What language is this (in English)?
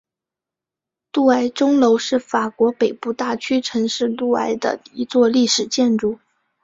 Chinese